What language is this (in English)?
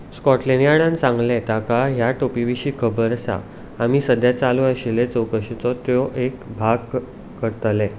Konkani